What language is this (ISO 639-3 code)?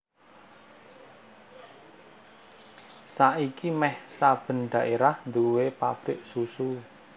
jav